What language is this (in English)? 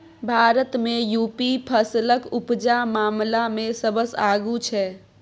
Maithili